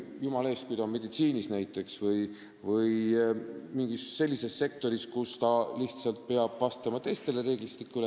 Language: Estonian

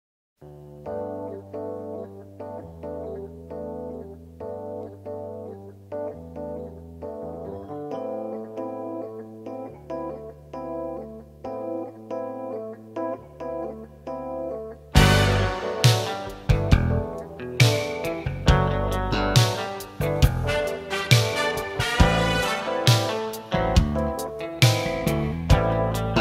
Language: Vietnamese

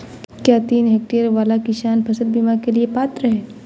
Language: Hindi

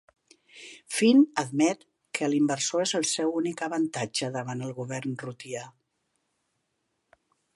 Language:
Catalan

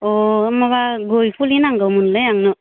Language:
Bodo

